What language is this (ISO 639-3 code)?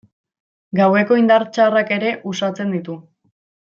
eus